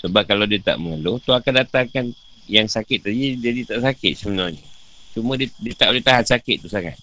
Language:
Malay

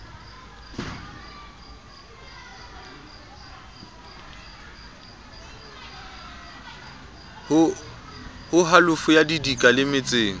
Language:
Southern Sotho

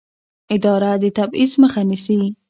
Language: Pashto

